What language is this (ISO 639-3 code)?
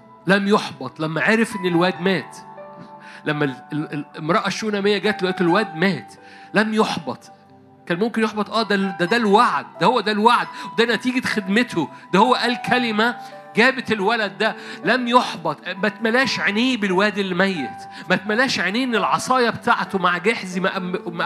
ara